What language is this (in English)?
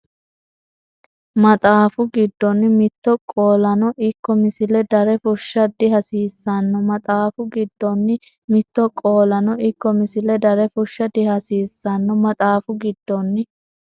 Sidamo